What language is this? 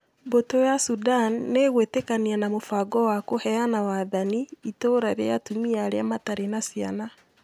Kikuyu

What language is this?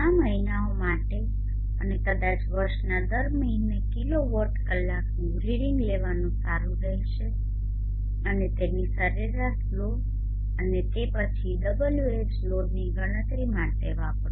Gujarati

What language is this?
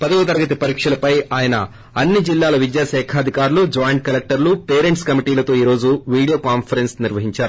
Telugu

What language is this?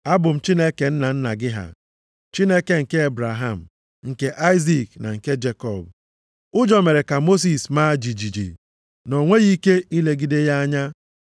Igbo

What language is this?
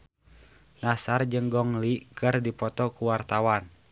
Sundanese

